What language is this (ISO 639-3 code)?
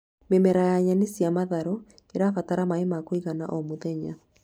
kik